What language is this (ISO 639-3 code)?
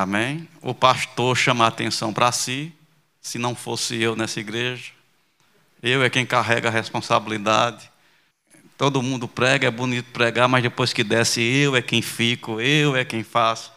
por